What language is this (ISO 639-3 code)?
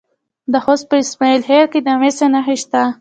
pus